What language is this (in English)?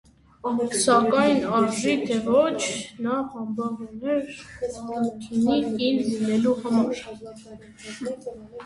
Armenian